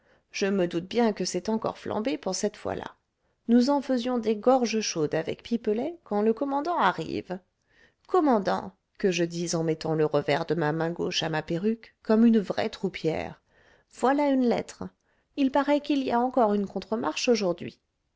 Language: French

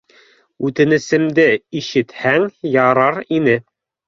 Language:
Bashkir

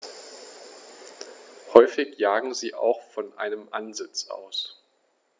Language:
German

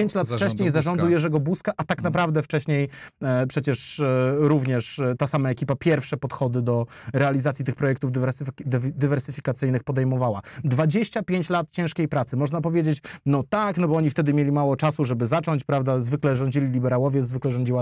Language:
Polish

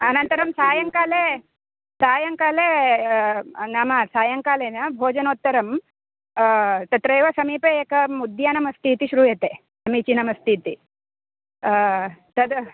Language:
Sanskrit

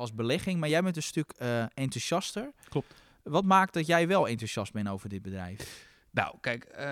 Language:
Dutch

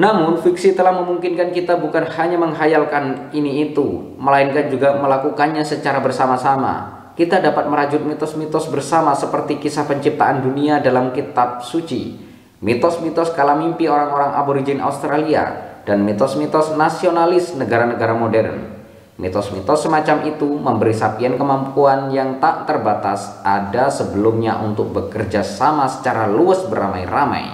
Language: Indonesian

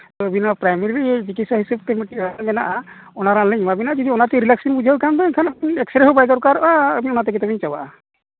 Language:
Santali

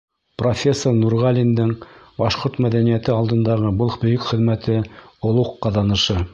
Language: Bashkir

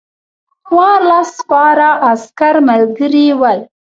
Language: Pashto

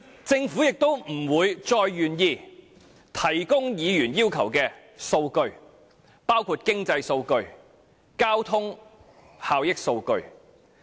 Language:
Cantonese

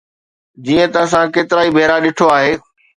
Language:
Sindhi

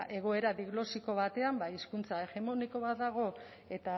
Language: Basque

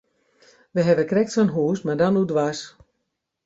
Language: Western Frisian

